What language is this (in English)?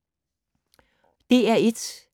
Danish